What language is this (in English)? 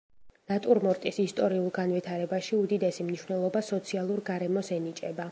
Georgian